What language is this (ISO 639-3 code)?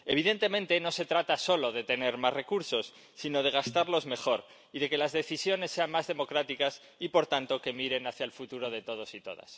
spa